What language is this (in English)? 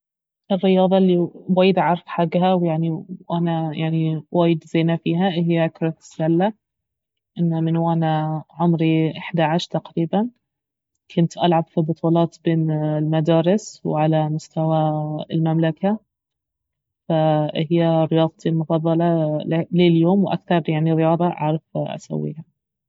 Baharna Arabic